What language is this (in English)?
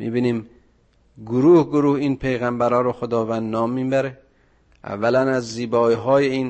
Persian